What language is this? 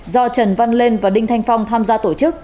Vietnamese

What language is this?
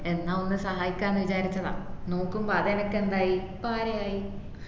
Malayalam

